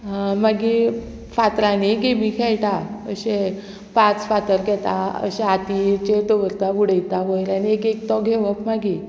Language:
Konkani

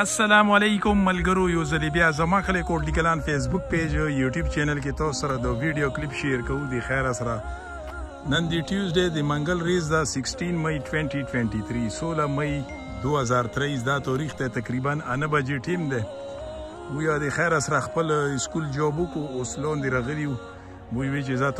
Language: Romanian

